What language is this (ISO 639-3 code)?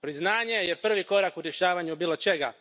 hrv